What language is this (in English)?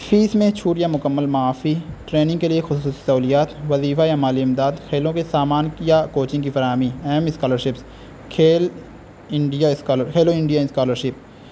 Urdu